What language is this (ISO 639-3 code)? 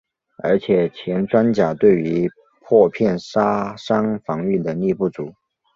zho